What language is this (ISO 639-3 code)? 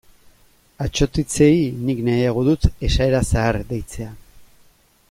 eus